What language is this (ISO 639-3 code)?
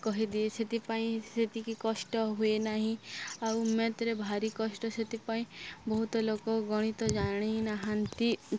ori